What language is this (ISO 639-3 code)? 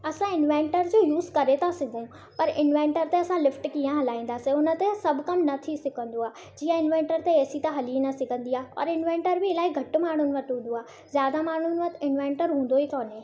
snd